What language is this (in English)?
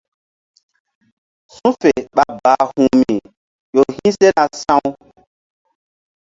Mbum